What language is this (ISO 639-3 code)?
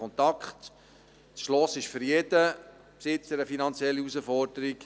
gsw